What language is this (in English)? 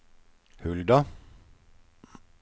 Norwegian